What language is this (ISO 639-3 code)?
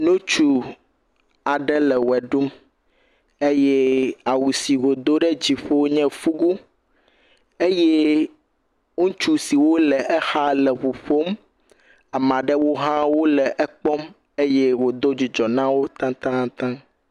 ewe